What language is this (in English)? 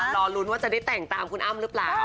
Thai